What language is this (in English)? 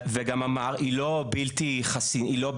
Hebrew